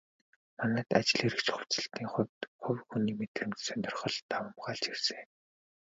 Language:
Mongolian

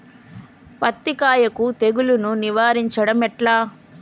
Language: Telugu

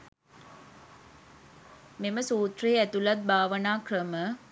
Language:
Sinhala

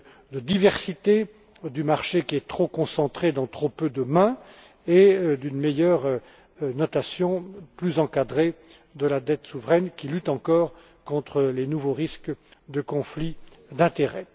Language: French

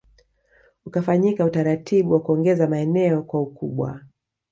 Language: Swahili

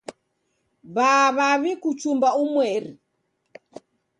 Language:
Taita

